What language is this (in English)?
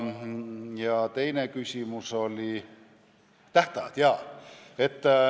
Estonian